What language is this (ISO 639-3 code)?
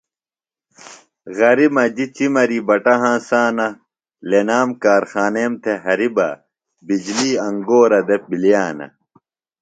phl